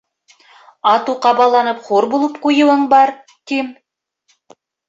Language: Bashkir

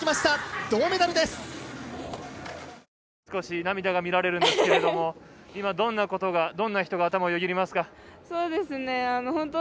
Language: Japanese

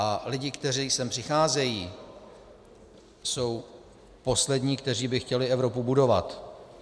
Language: Czech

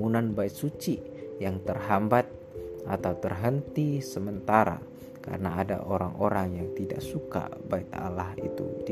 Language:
Indonesian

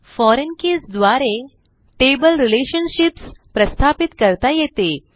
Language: Marathi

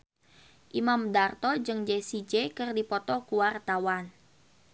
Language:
Sundanese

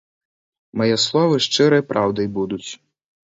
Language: Belarusian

